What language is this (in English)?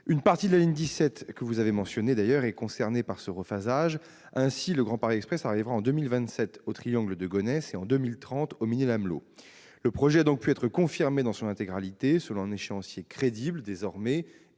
French